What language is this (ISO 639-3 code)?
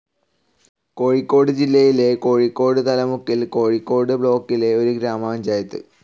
mal